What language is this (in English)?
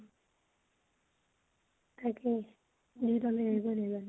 Assamese